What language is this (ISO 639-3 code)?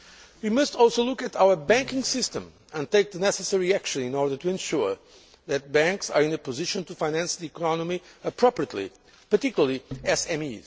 eng